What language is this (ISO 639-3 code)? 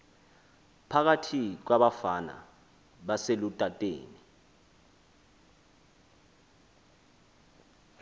xho